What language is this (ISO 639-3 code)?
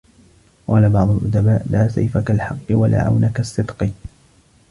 ara